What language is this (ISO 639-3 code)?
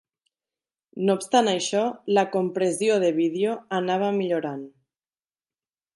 cat